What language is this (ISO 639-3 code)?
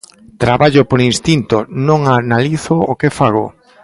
glg